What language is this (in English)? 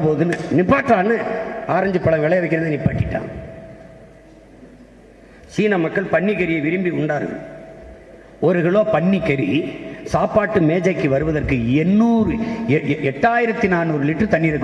Tamil